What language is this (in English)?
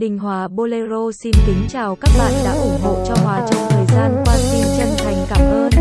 Vietnamese